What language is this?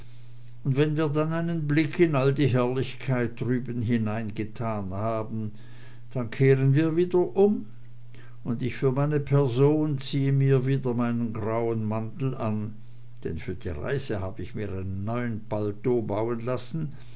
German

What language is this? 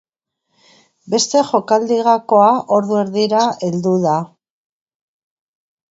Basque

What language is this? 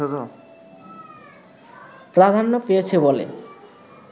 Bangla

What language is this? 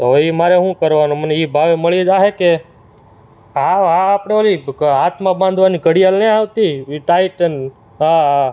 Gujarati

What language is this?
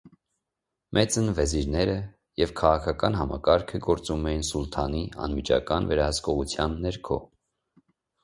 Armenian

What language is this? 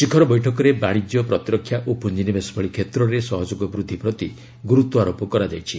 Odia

